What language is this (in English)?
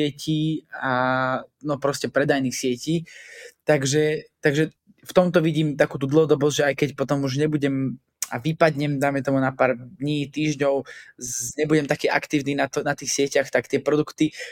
Slovak